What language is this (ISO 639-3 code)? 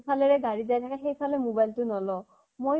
asm